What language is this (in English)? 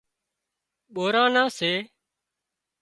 Wadiyara Koli